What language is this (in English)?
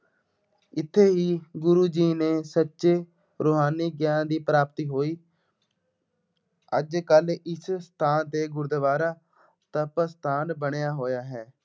Punjabi